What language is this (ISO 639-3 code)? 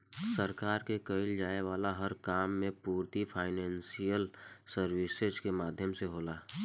bho